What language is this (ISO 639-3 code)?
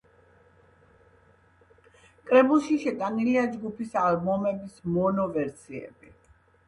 kat